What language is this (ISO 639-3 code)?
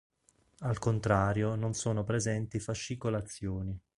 ita